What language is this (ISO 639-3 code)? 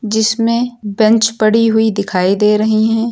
hin